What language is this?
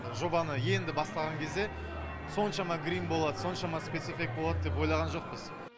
Kazakh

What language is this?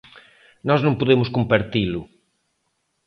Galician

